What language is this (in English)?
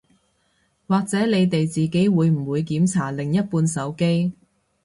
Cantonese